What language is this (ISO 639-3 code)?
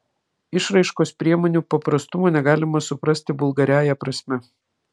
lit